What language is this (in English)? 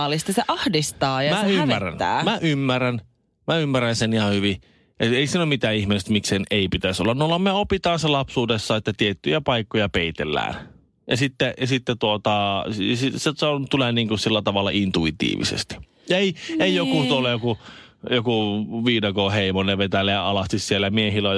Finnish